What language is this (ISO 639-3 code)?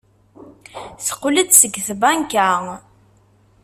kab